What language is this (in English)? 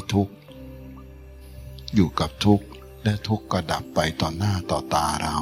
Thai